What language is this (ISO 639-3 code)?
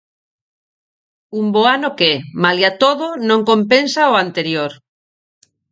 glg